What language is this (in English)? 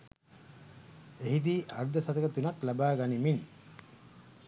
Sinhala